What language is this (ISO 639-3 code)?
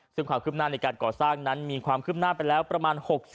tha